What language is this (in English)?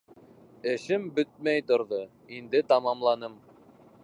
Bashkir